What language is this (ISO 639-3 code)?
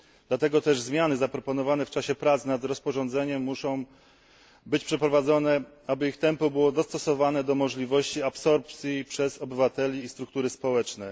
pol